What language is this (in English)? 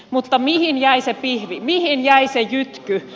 Finnish